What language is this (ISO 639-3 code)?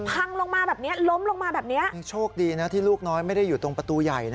tha